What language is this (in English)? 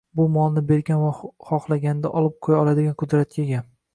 Uzbek